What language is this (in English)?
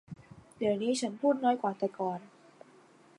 Thai